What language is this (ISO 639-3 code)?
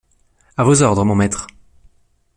fra